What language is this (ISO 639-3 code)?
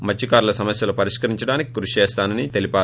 tel